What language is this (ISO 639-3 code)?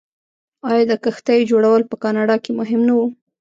pus